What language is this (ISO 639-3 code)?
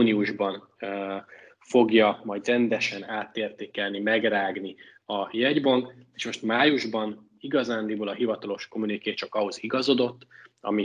hun